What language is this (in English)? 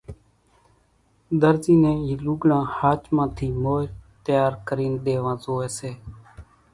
Kachi Koli